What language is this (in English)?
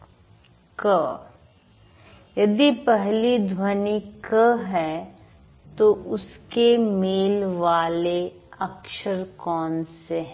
Hindi